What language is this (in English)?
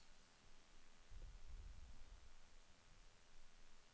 Swedish